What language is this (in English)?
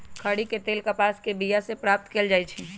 Magahi